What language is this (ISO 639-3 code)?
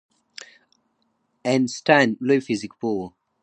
pus